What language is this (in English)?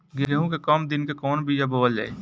Bhojpuri